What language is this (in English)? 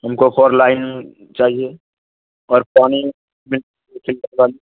Urdu